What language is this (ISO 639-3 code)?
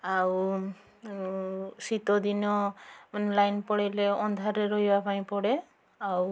ori